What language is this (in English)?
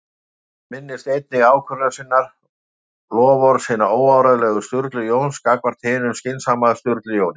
Icelandic